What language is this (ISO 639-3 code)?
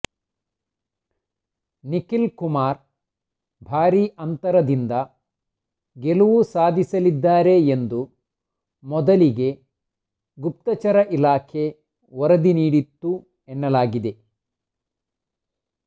kan